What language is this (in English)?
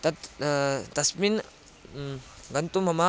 Sanskrit